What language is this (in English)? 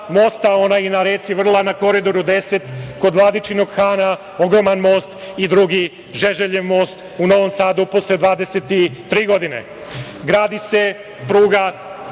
Serbian